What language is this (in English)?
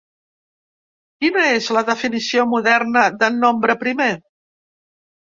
Catalan